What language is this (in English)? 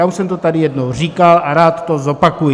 Czech